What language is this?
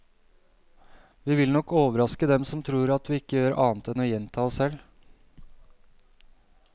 Norwegian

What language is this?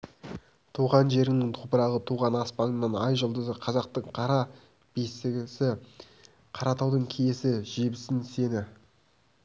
Kazakh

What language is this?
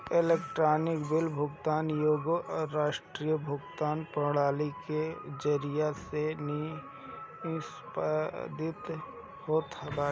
Bhojpuri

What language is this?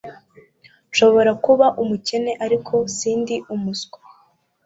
Kinyarwanda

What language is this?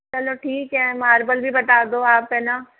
Hindi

